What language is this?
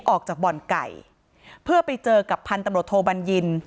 Thai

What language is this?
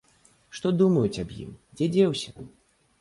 Belarusian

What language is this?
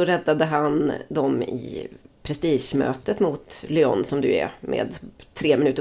Swedish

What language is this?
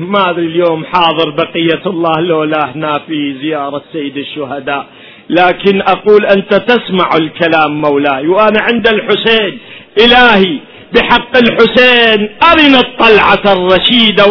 Arabic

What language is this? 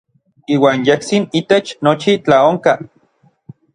Orizaba Nahuatl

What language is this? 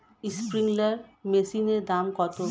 Bangla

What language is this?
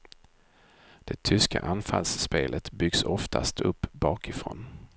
Swedish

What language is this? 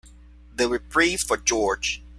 English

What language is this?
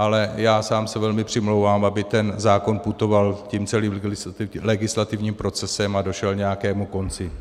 Czech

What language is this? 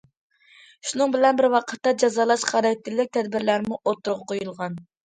Uyghur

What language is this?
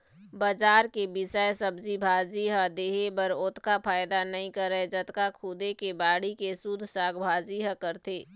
Chhattisgarhi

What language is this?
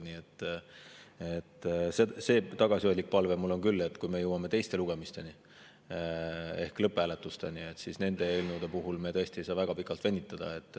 Estonian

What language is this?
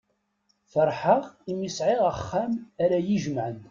Kabyle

